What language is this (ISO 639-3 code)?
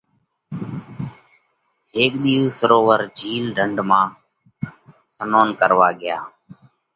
kvx